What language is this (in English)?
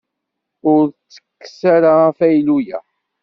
Kabyle